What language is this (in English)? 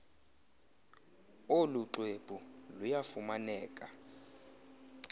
Xhosa